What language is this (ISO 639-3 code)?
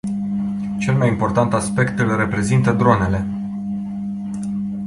ron